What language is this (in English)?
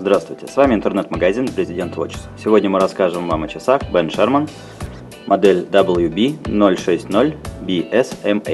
Russian